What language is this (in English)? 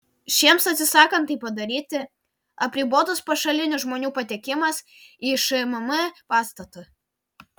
Lithuanian